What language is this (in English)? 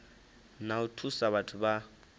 Venda